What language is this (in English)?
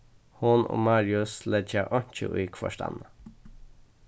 Faroese